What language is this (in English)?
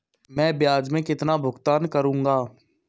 Hindi